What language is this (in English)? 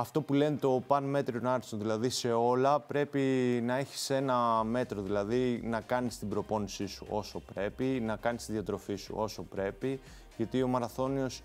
Greek